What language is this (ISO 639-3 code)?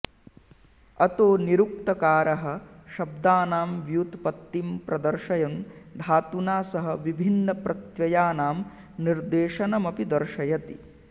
san